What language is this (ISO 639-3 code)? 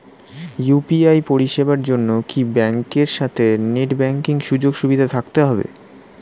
ben